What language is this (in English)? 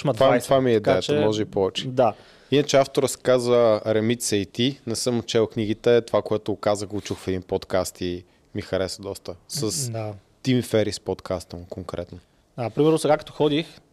Bulgarian